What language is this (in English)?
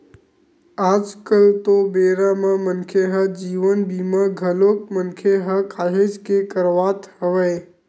Chhattisgarhi